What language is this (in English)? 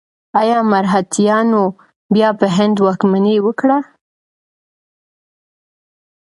Pashto